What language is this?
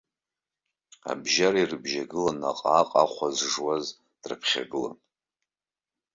Abkhazian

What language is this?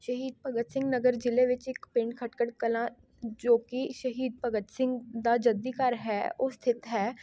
Punjabi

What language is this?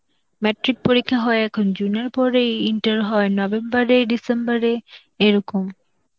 Bangla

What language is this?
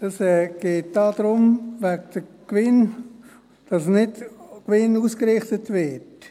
Swiss German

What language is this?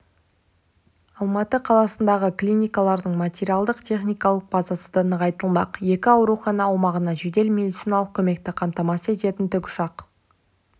Kazakh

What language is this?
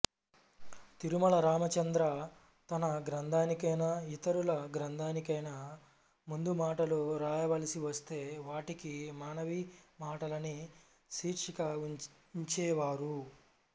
Telugu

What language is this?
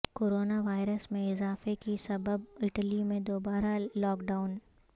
Urdu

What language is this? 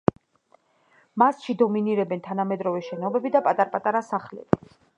Georgian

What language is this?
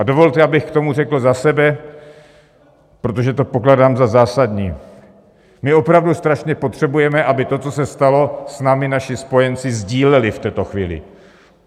Czech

